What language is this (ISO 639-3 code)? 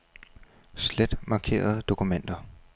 dan